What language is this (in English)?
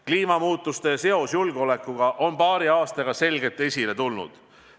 Estonian